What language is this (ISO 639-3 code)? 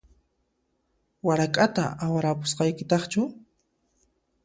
qxp